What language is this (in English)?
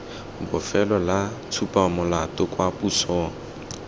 Tswana